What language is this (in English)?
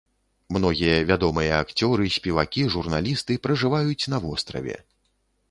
Belarusian